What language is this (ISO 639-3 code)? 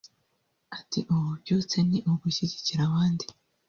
kin